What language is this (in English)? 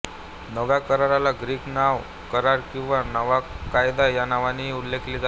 Marathi